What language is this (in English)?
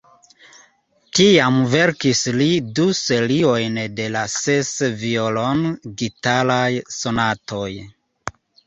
Esperanto